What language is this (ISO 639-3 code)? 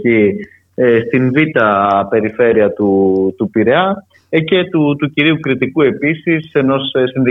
ell